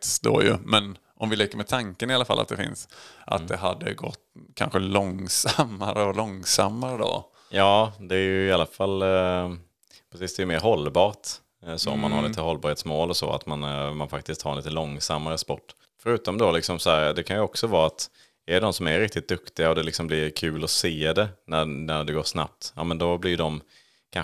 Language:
Swedish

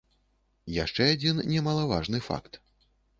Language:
Belarusian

